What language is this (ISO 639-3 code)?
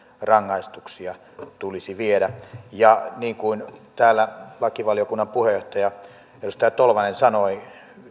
fin